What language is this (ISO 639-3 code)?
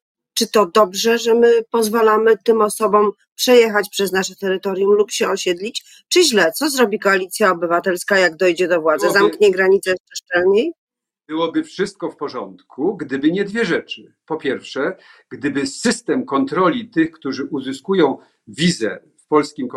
pol